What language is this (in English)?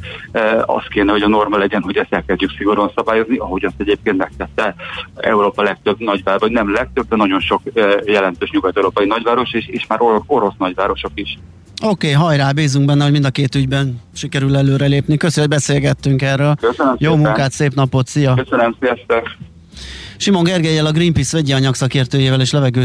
Hungarian